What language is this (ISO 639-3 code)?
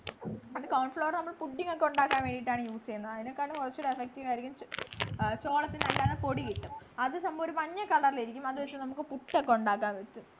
mal